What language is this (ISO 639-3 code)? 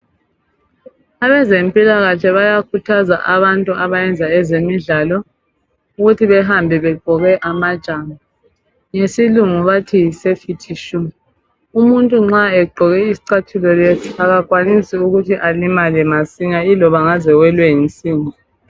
nde